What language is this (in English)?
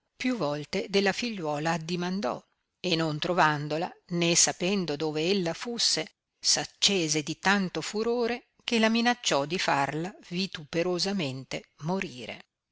Italian